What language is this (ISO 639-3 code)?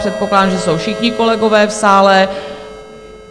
ces